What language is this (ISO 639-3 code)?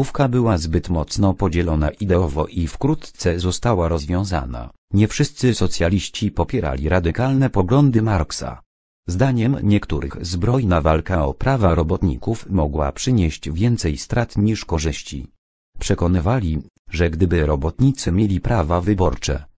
pol